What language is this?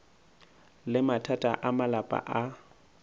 Northern Sotho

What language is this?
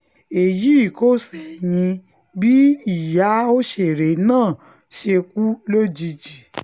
Yoruba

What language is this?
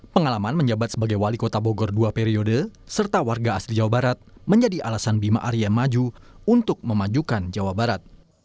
Indonesian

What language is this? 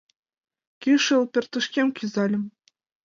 Mari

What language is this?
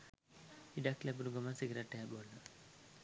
Sinhala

